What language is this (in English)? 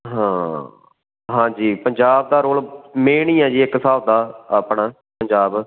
Punjabi